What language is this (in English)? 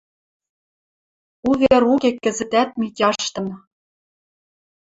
Western Mari